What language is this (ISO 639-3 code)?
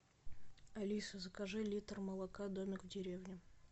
rus